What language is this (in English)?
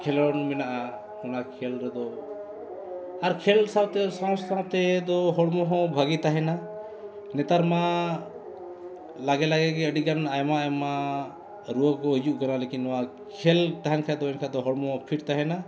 Santali